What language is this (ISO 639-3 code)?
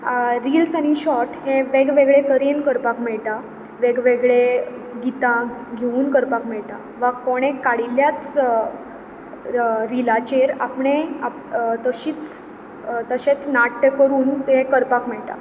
kok